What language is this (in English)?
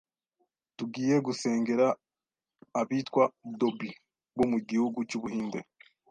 Kinyarwanda